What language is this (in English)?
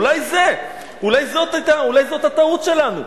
Hebrew